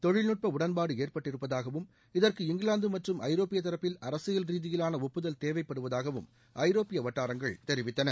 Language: Tamil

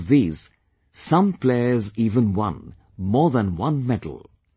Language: English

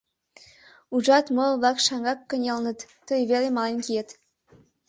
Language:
Mari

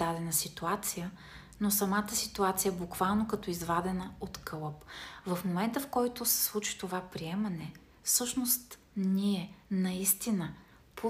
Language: Bulgarian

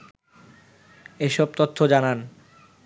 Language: Bangla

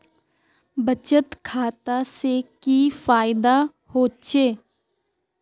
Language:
Magahi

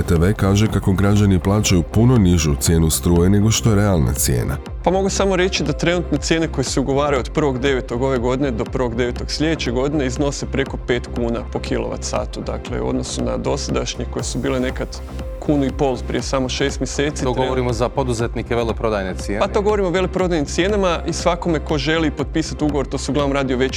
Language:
Croatian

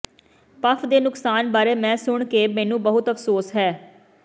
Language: Punjabi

